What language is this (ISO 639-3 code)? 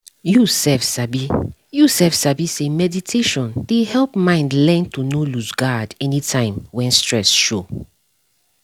pcm